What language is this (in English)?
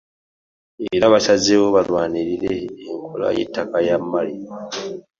Ganda